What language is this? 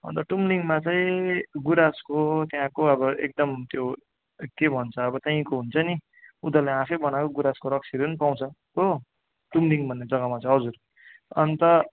Nepali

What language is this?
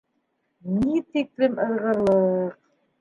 Bashkir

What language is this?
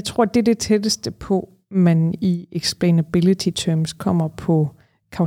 Danish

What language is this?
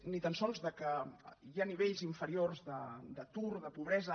Catalan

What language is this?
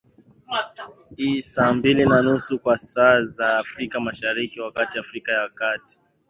Swahili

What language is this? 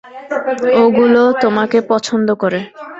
Bangla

